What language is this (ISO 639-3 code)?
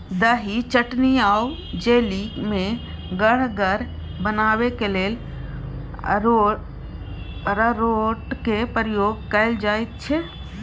mai